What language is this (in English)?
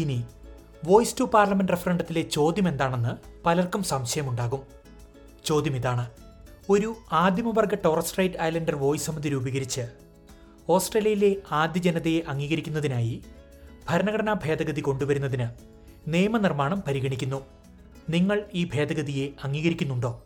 Malayalam